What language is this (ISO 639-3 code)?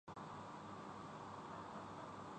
urd